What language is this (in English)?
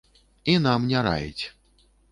Belarusian